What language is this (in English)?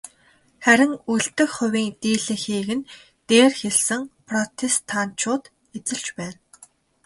Mongolian